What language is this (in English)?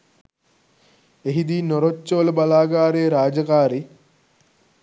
Sinhala